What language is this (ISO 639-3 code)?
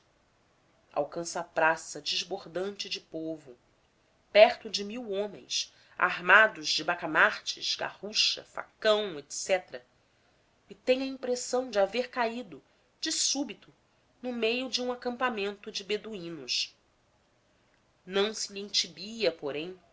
por